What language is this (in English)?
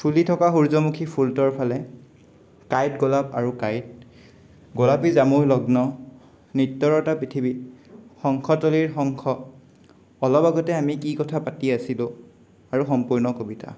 Assamese